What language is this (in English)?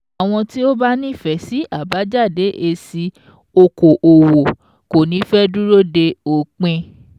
Yoruba